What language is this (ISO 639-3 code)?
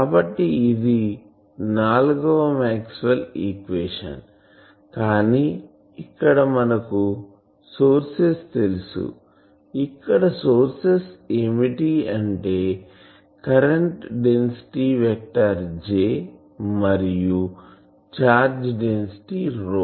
tel